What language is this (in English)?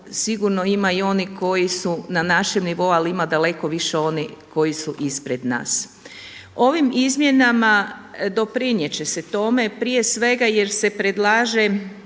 Croatian